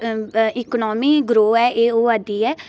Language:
Dogri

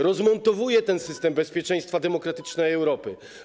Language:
Polish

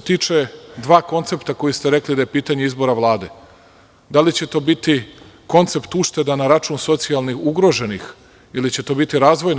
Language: Serbian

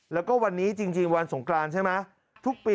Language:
Thai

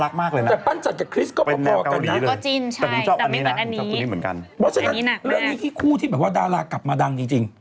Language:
Thai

